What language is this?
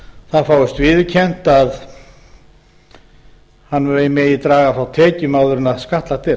Icelandic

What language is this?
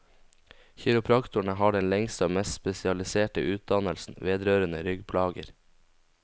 Norwegian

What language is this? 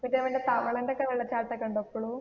Malayalam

